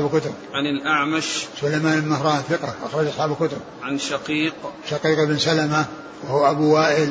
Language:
Arabic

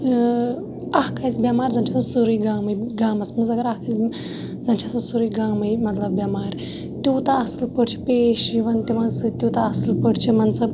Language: Kashmiri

